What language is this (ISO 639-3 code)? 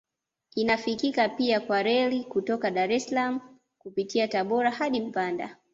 swa